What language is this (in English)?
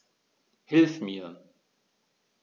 German